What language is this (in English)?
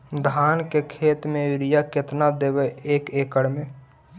Magahi